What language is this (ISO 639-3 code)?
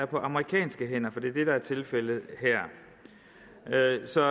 dan